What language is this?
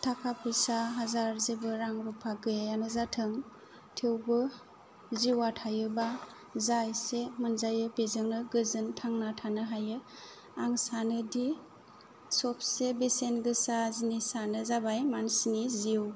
Bodo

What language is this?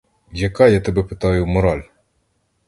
Ukrainian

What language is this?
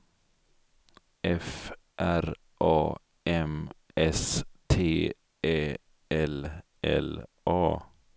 Swedish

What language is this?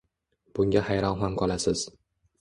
Uzbek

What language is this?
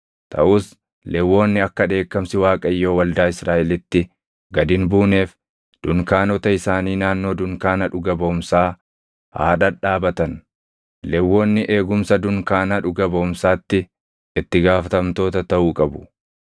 Oromo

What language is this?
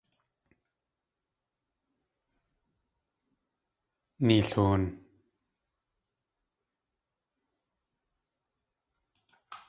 Tlingit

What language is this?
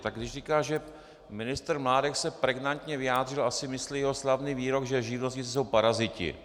Czech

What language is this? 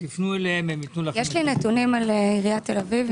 Hebrew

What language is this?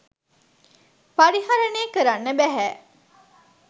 Sinhala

